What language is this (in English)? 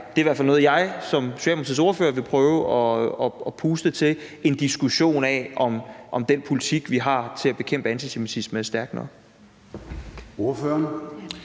Danish